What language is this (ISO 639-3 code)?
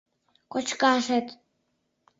chm